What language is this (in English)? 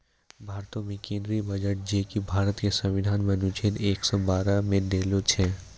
Maithili